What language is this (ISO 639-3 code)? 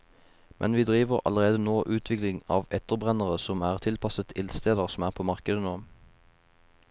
nor